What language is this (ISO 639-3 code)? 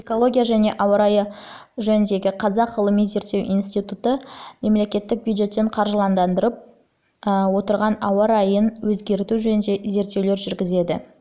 kaz